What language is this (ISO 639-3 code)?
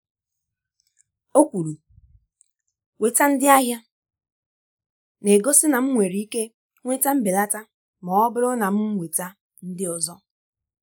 ibo